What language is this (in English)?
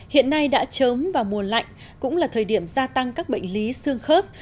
Vietnamese